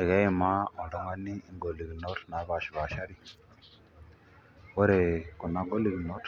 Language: Masai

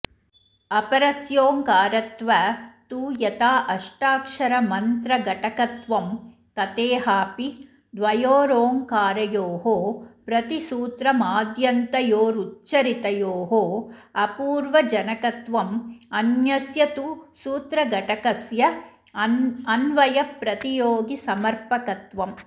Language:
Sanskrit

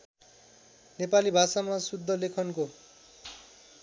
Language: Nepali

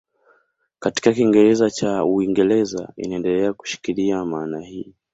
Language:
Swahili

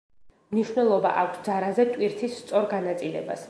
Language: Georgian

